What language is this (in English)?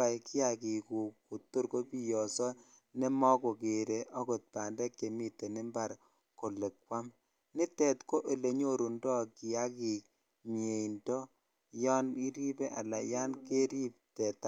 Kalenjin